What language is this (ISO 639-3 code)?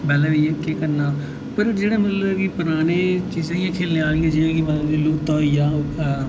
doi